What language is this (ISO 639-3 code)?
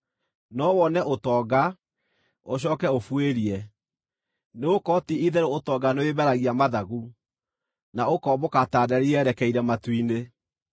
kik